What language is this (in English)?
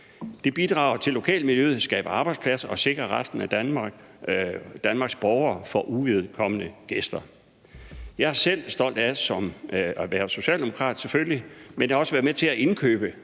Danish